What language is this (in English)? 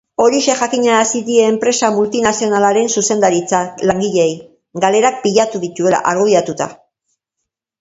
Basque